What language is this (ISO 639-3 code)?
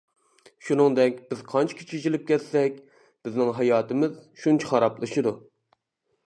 uig